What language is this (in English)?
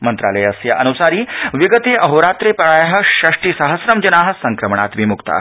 Sanskrit